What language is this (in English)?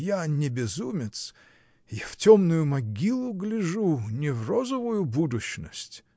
Russian